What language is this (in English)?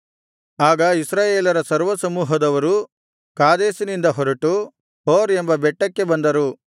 Kannada